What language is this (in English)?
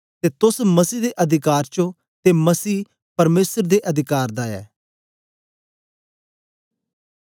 Dogri